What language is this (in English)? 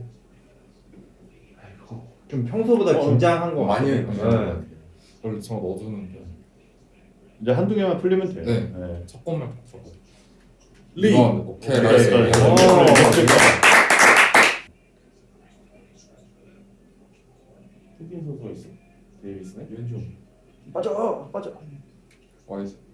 Korean